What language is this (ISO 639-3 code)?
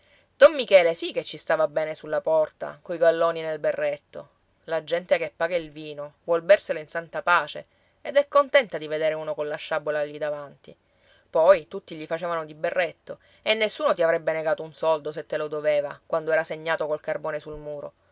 ita